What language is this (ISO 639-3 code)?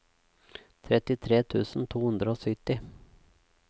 nor